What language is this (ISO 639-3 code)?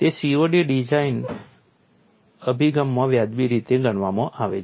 guj